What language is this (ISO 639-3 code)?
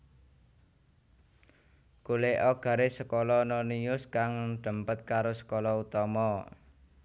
jav